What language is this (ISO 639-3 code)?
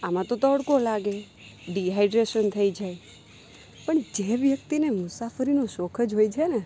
guj